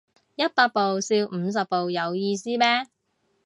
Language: Cantonese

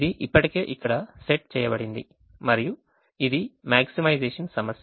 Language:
Telugu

